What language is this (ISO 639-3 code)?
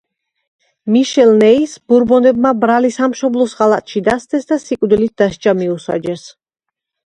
kat